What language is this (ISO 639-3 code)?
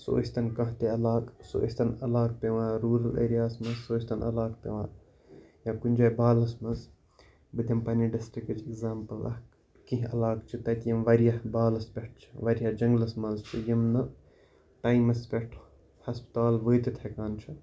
kas